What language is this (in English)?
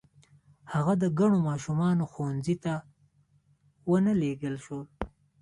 Pashto